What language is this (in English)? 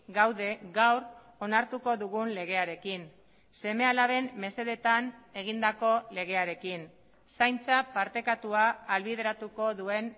Basque